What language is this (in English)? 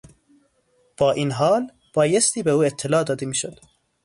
Persian